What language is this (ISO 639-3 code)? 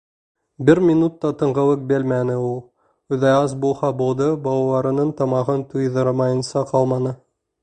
bak